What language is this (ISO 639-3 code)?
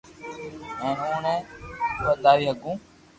lrk